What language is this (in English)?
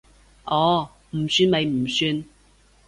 Cantonese